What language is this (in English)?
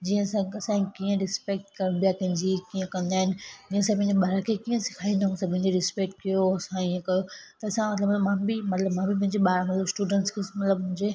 Sindhi